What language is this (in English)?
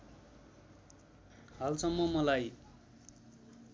Nepali